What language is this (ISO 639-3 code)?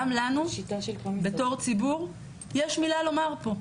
heb